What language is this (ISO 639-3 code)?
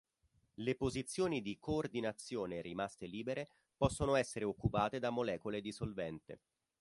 ita